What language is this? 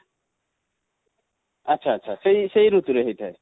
Odia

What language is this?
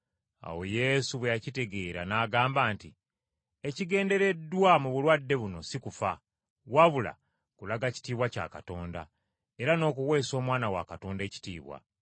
Ganda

